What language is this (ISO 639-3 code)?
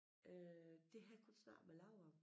dan